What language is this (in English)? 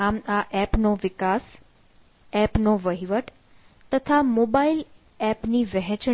Gujarati